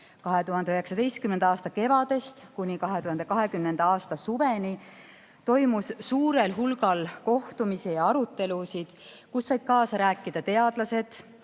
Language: Estonian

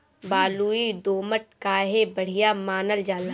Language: Bhojpuri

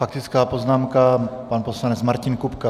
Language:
Czech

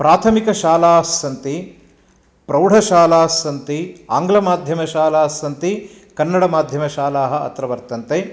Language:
Sanskrit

